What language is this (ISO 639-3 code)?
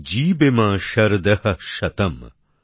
ben